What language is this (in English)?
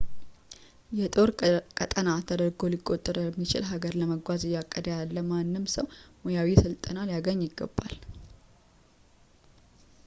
Amharic